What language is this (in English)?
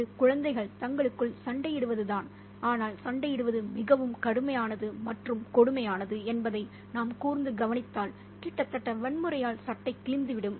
Tamil